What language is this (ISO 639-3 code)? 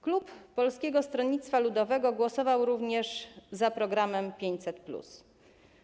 pol